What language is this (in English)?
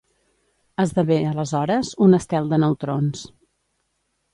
Catalan